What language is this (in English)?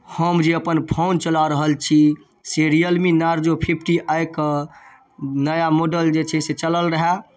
Maithili